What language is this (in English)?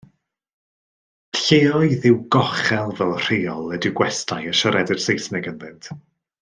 Welsh